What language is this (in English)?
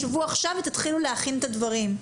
Hebrew